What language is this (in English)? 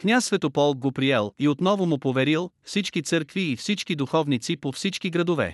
Bulgarian